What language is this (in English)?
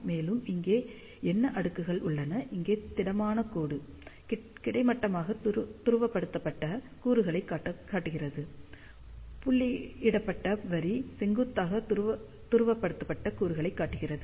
Tamil